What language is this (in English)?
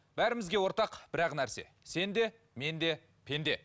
Kazakh